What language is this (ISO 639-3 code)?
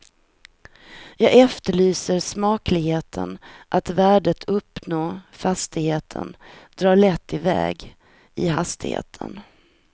swe